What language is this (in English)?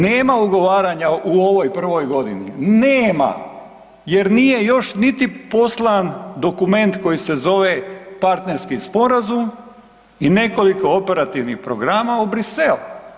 Croatian